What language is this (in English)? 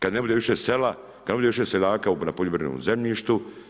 Croatian